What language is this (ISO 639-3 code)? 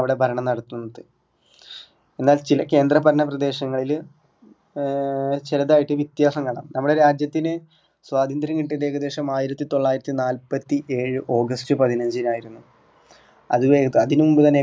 mal